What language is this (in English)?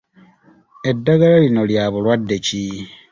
Ganda